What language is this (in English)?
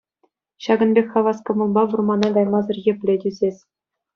Chuvash